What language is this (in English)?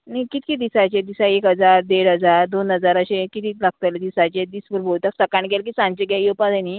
Konkani